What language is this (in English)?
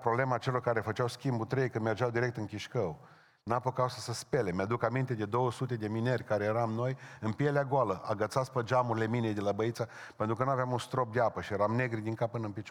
Romanian